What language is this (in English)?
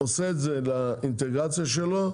Hebrew